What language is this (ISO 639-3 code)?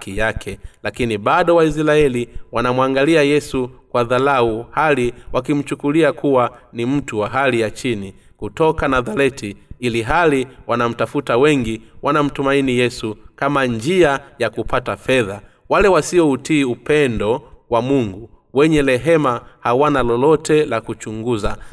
swa